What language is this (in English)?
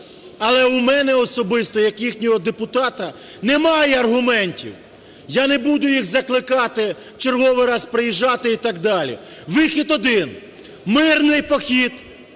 Ukrainian